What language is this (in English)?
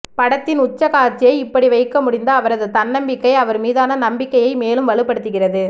Tamil